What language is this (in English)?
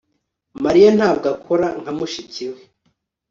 Kinyarwanda